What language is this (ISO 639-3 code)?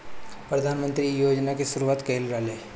bho